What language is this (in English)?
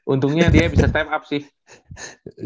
Indonesian